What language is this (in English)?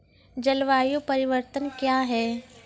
Maithili